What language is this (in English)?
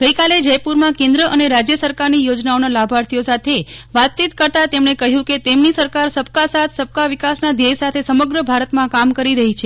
Gujarati